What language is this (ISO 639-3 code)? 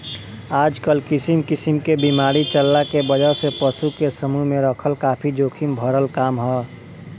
bho